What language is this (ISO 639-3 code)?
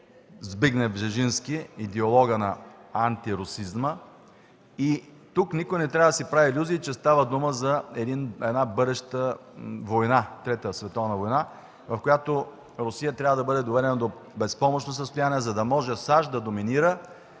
bul